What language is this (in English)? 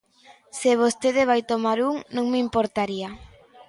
Galician